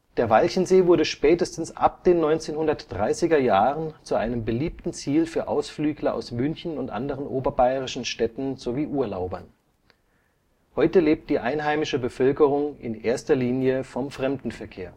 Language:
German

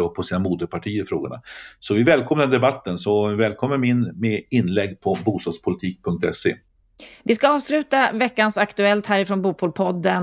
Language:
Swedish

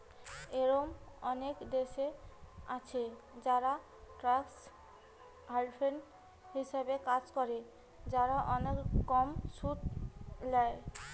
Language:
Bangla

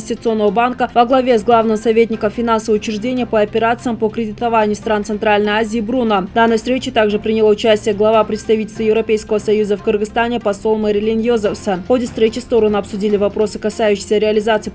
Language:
Russian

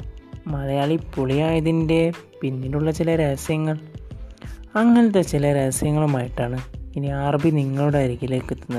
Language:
Malayalam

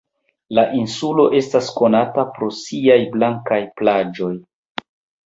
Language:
Esperanto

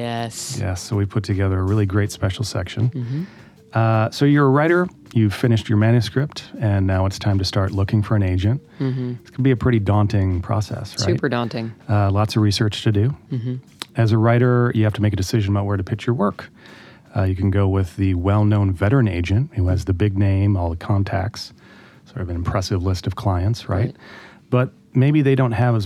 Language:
English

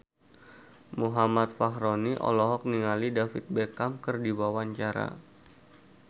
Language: Sundanese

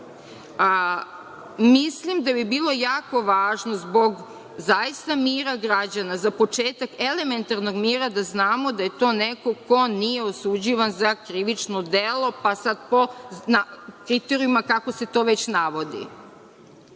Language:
Serbian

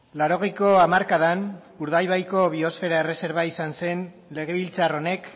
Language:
Basque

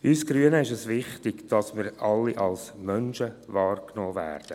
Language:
Swiss German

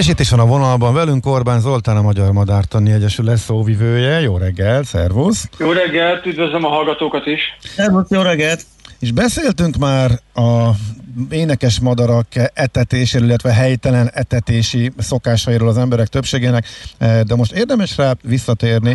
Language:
Hungarian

